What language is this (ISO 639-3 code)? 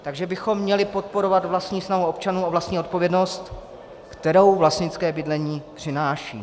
ces